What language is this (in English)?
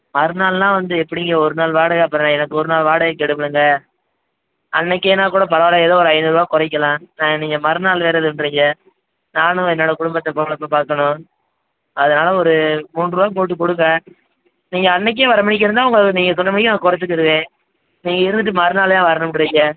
Tamil